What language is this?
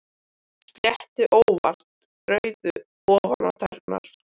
Icelandic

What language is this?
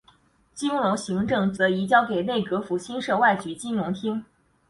Chinese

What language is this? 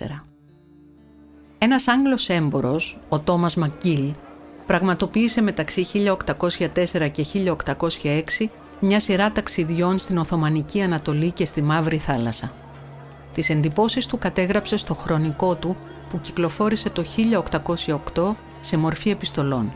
Greek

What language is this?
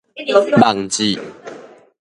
Min Nan Chinese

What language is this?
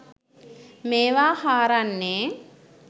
Sinhala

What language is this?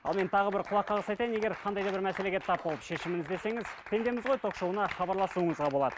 Kazakh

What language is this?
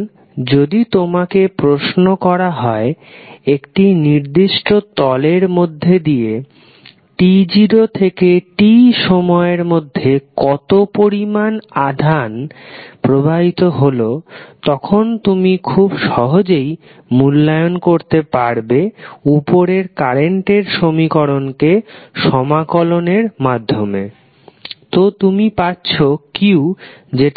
Bangla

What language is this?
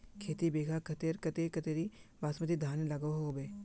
Magahi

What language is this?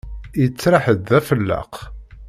Kabyle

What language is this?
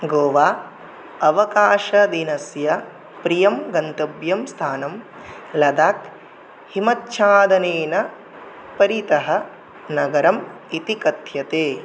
Sanskrit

